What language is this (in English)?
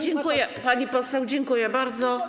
Polish